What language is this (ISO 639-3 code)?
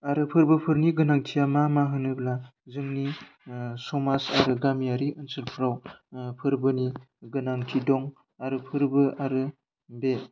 brx